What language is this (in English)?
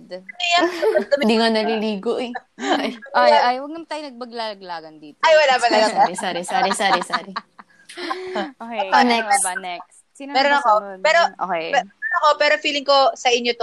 Filipino